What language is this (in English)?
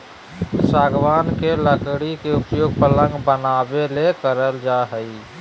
Magahi